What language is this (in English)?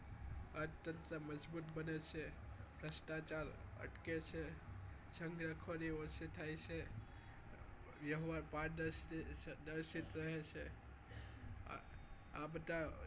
Gujarati